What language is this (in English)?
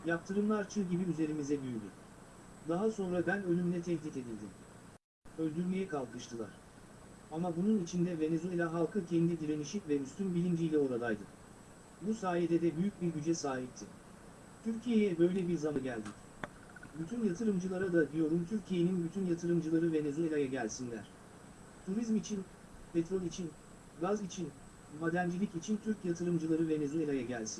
Turkish